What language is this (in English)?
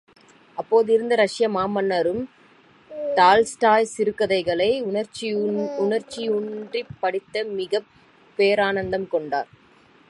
Tamil